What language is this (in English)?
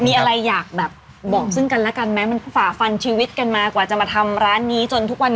Thai